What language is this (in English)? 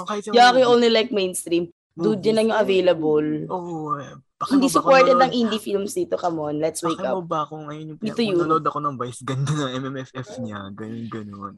Filipino